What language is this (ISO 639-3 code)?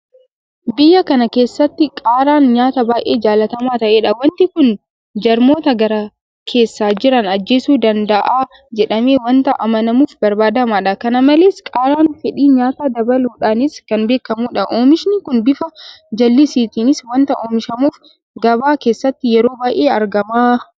orm